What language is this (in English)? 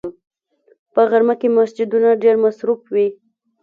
Pashto